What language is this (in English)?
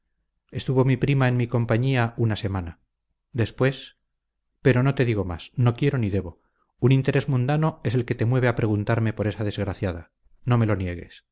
Spanish